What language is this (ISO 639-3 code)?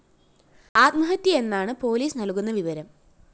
mal